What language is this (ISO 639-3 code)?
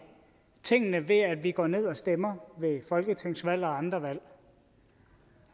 dan